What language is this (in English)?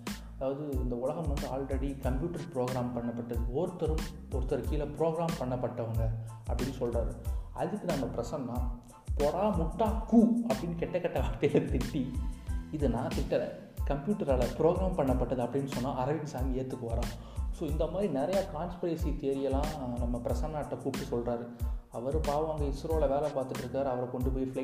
Tamil